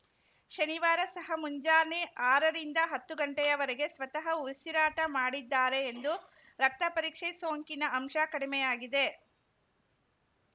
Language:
Kannada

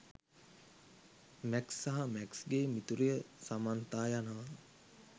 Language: Sinhala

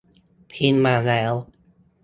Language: Thai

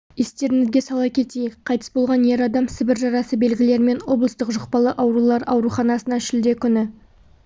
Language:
Kazakh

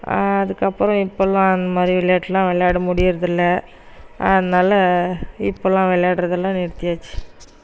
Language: Tamil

